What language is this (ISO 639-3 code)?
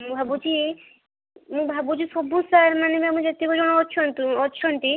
ori